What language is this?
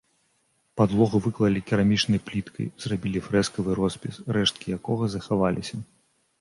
Belarusian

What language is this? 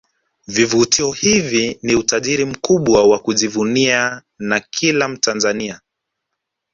Swahili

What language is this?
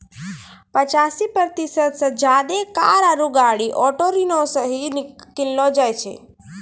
Maithili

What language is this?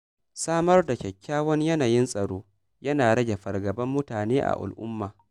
Hausa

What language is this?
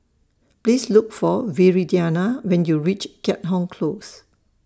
English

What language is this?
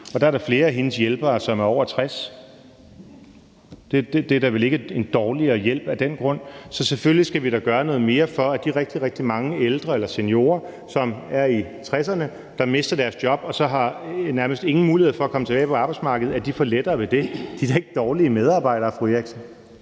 Danish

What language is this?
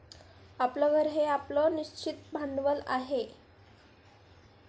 Marathi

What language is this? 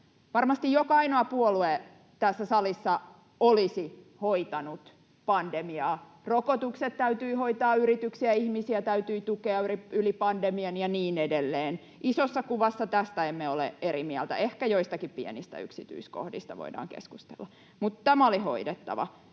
Finnish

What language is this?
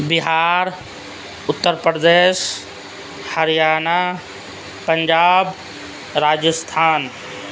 Urdu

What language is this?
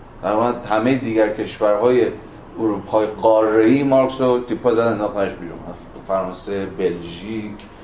Persian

